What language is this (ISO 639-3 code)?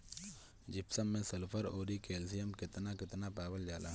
bho